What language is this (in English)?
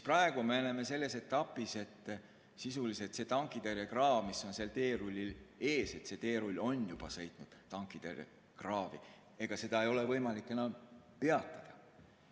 Estonian